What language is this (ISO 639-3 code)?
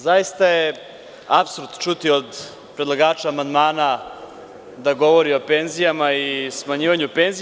srp